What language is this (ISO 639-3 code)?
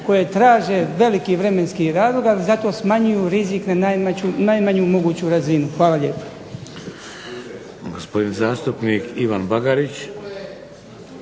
hrv